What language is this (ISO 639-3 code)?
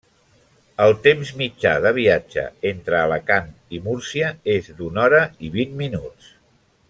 cat